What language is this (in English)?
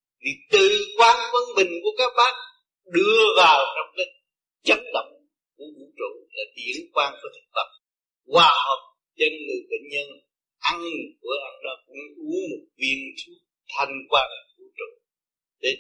Vietnamese